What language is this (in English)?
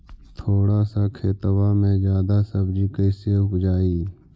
Magahi